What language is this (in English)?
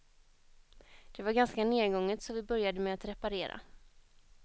Swedish